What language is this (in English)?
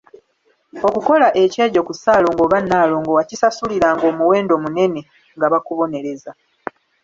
Ganda